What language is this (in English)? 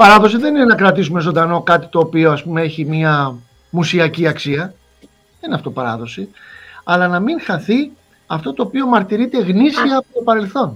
Greek